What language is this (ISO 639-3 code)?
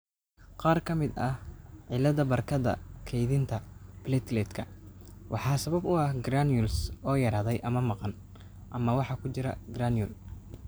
som